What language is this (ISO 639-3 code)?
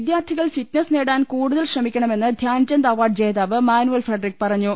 mal